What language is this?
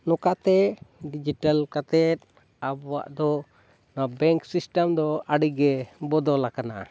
Santali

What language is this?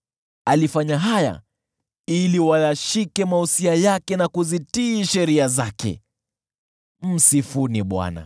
Swahili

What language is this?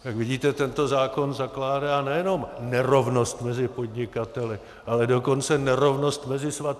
Czech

